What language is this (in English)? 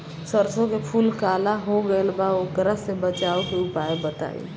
Bhojpuri